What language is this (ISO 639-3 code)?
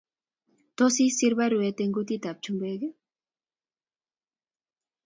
kln